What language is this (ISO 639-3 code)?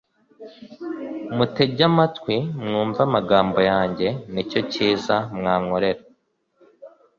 kin